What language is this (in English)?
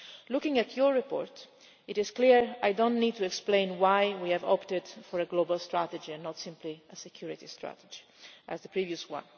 English